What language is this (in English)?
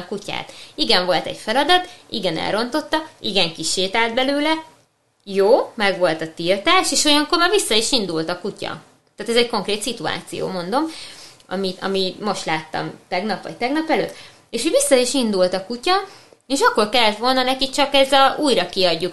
Hungarian